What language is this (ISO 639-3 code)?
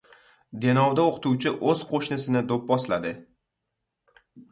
uzb